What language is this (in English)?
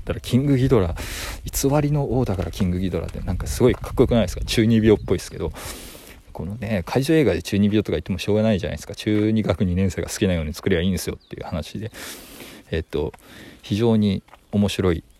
Japanese